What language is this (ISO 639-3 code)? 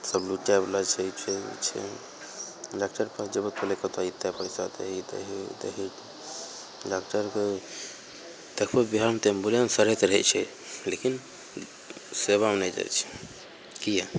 mai